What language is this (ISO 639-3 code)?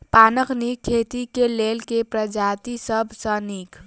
mai